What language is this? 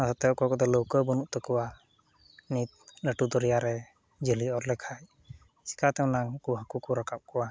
Santali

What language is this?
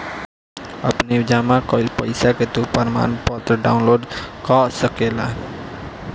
Bhojpuri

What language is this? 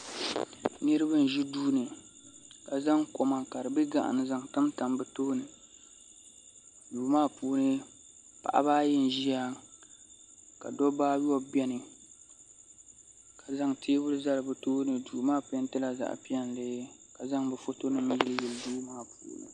Dagbani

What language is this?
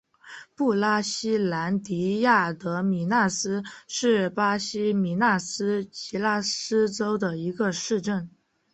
Chinese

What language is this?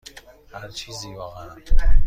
Persian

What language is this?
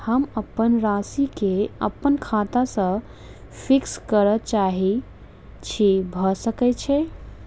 Maithili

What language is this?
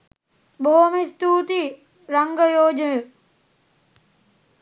Sinhala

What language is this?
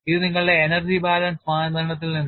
Malayalam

